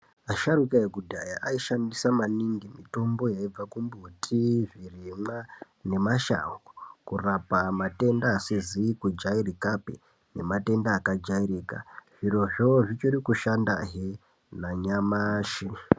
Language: Ndau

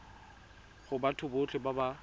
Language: Tswana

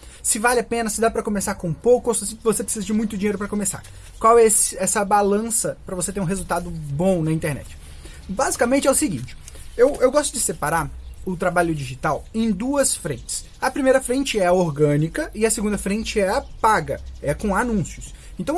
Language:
Portuguese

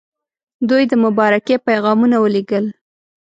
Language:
Pashto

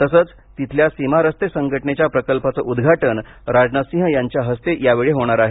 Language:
Marathi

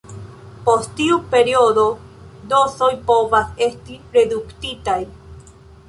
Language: Esperanto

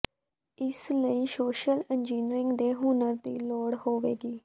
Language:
Punjabi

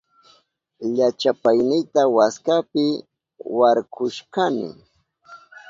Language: Southern Pastaza Quechua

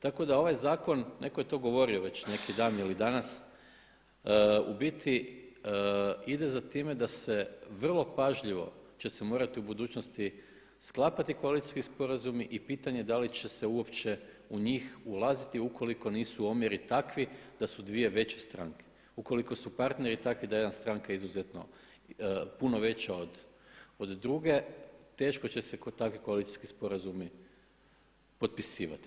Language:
Croatian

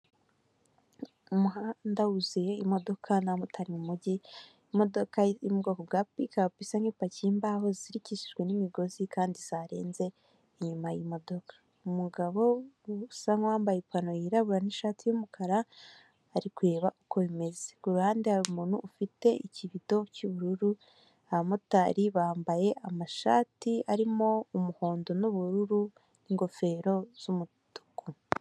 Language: Kinyarwanda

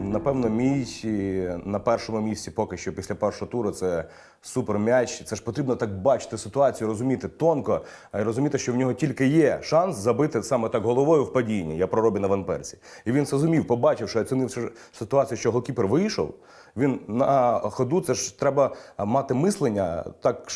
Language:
Ukrainian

